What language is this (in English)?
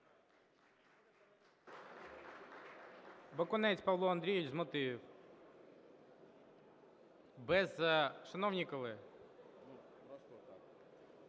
Ukrainian